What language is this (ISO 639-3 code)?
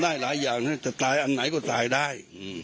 tha